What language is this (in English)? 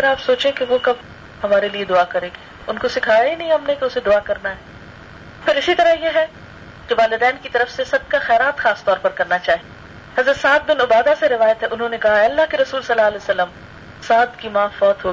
Urdu